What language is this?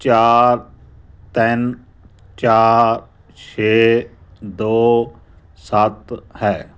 Punjabi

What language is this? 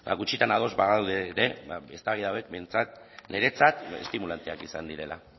Basque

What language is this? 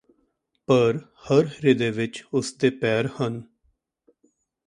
Punjabi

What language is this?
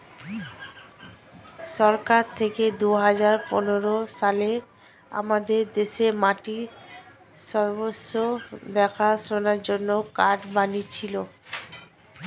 Bangla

